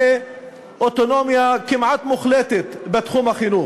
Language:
Hebrew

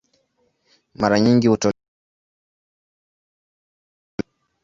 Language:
Swahili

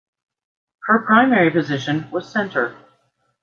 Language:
English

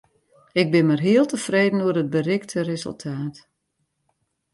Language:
Western Frisian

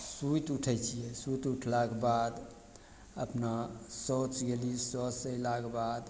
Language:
Maithili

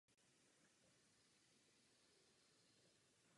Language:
Czech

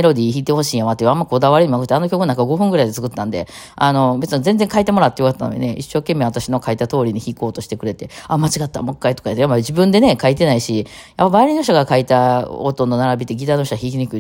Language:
Japanese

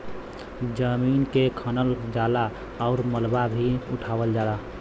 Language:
Bhojpuri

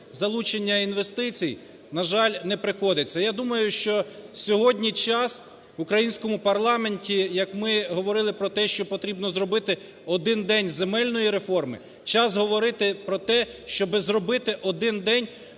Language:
Ukrainian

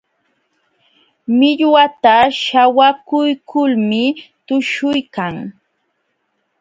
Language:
Jauja Wanca Quechua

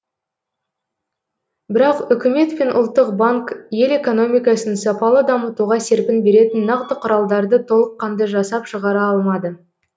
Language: Kazakh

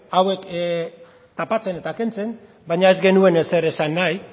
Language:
Basque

